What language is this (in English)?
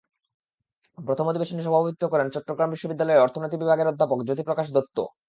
Bangla